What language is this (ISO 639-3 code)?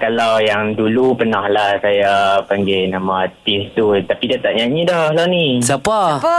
msa